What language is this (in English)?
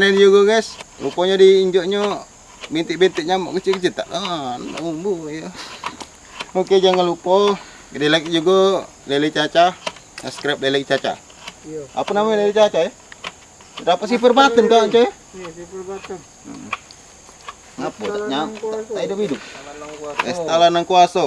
Indonesian